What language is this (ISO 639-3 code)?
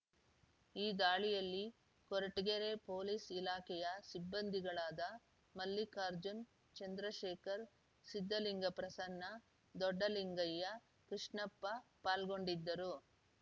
kan